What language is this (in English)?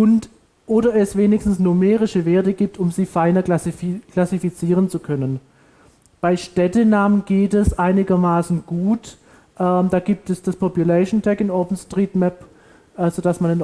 German